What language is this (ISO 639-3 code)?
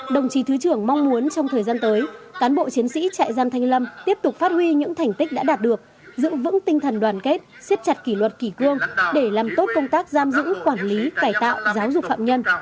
vie